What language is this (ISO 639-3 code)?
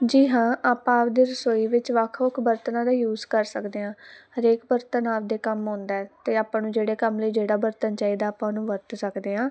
pan